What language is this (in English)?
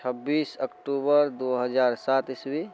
Maithili